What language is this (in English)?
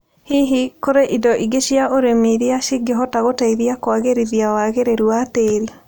Kikuyu